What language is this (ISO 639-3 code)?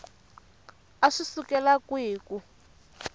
tso